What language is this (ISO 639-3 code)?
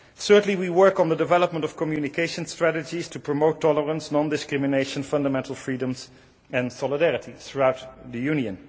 eng